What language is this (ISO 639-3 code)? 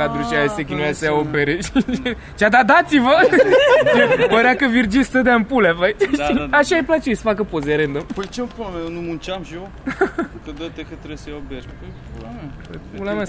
ron